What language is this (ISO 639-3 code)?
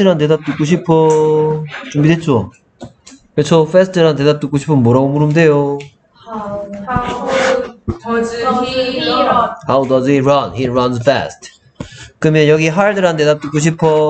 kor